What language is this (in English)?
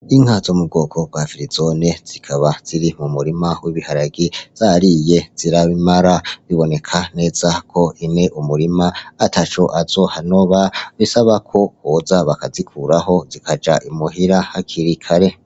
Rundi